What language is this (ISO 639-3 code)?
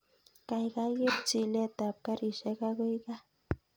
kln